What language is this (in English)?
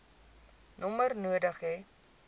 Afrikaans